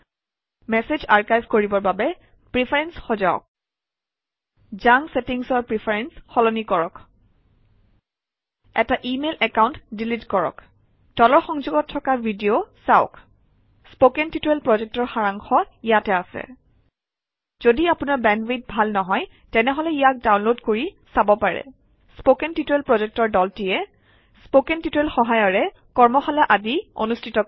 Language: Assamese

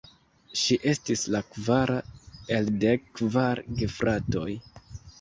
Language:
Esperanto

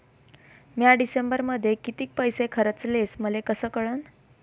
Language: Marathi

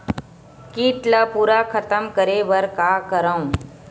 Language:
Chhattisgarhi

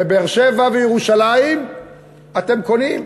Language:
Hebrew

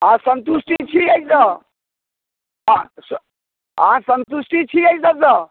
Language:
Maithili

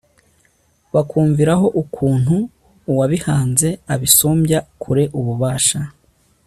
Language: Kinyarwanda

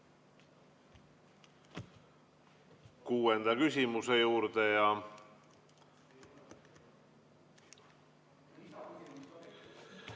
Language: Estonian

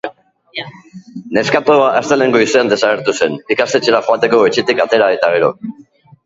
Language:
Basque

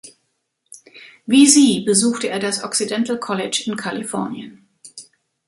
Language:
German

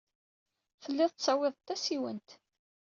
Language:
Kabyle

